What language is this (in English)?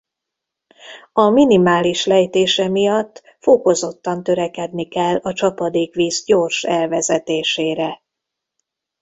Hungarian